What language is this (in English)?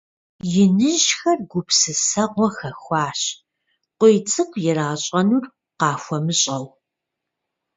Kabardian